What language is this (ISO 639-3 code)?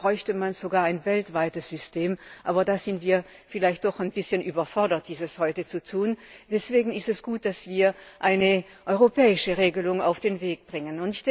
deu